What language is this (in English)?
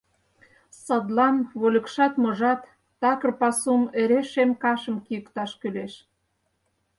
Mari